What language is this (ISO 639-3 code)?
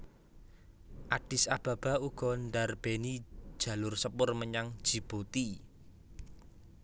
jav